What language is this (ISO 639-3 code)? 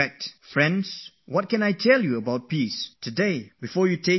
eng